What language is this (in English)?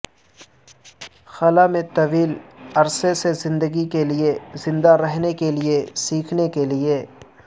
Urdu